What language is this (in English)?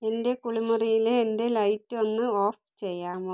Malayalam